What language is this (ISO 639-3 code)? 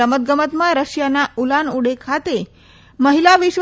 guj